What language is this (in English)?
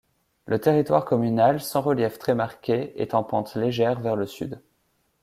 French